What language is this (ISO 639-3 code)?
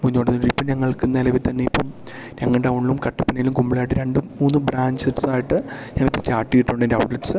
mal